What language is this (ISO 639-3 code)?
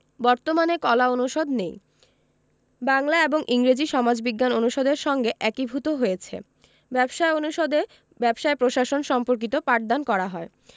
ben